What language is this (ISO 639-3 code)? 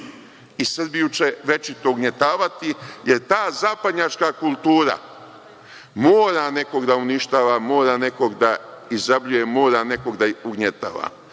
srp